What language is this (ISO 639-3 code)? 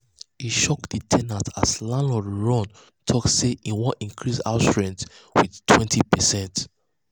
pcm